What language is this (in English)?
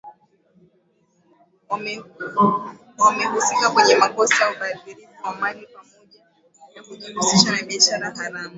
Swahili